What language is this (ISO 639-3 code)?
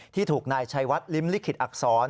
tha